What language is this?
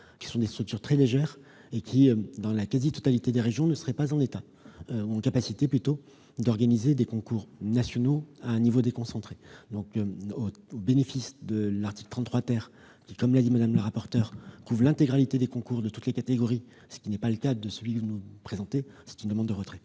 French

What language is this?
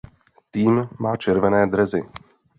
Czech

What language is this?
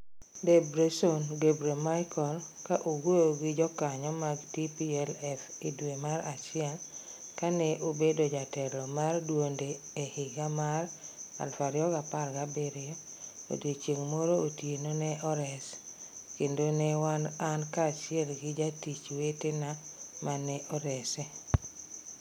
Luo (Kenya and Tanzania)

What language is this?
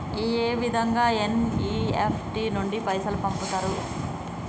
Telugu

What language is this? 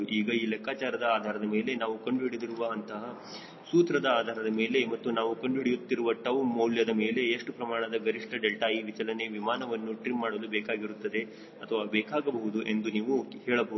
Kannada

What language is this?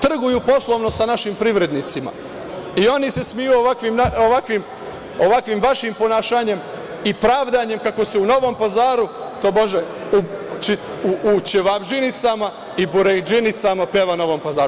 Serbian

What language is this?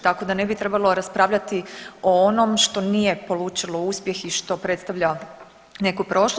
Croatian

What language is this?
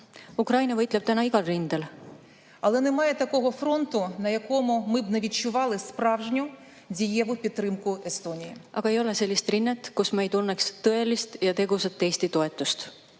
Estonian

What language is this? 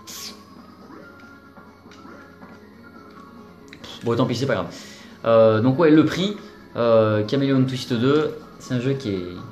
French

